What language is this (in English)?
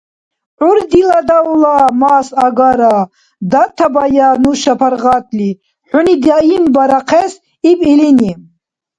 Dargwa